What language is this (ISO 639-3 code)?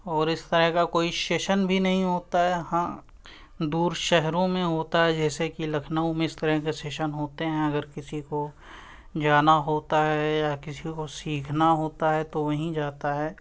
urd